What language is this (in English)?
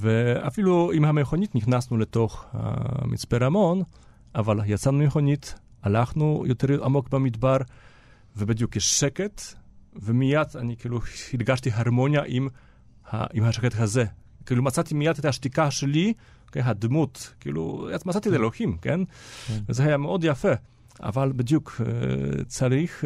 Hebrew